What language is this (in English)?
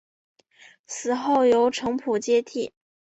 Chinese